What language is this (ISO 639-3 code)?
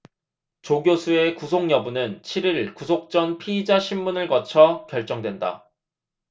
kor